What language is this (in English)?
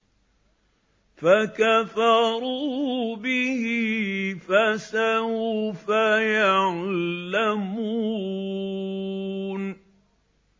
Arabic